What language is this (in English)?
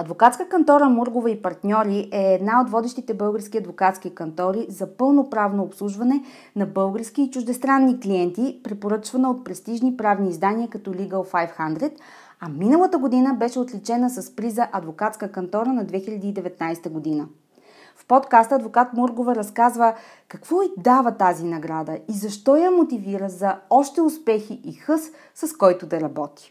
Bulgarian